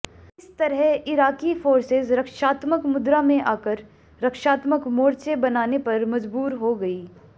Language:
Hindi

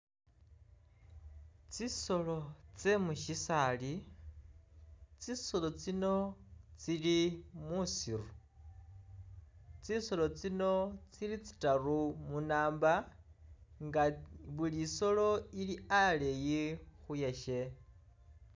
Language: Masaaba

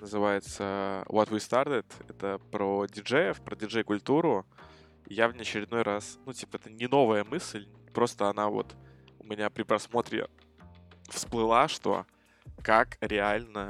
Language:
Russian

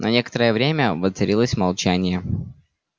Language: Russian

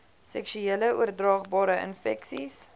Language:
Afrikaans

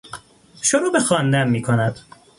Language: Persian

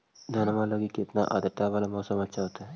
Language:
Magahi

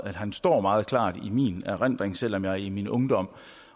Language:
Danish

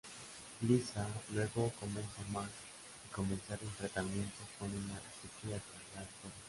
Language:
Spanish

